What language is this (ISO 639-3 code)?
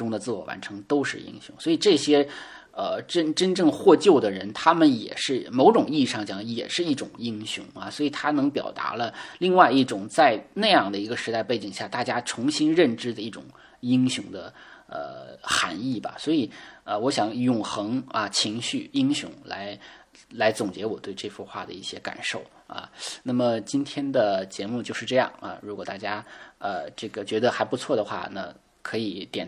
zho